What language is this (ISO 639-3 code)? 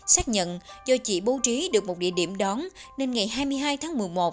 vie